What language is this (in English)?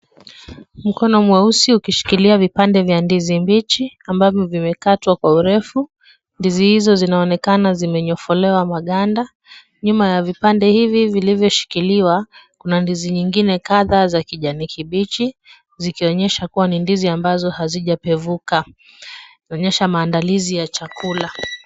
Swahili